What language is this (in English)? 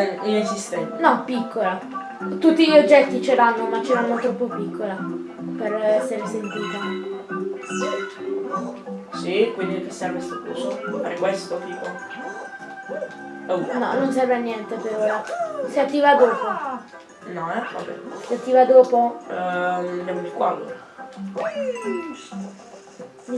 Italian